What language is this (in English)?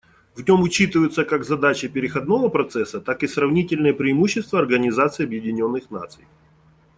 Russian